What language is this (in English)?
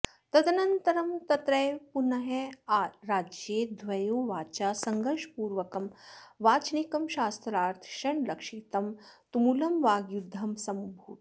Sanskrit